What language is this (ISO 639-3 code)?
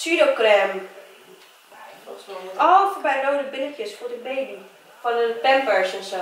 nld